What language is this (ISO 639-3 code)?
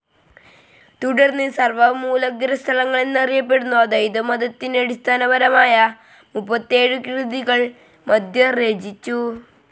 mal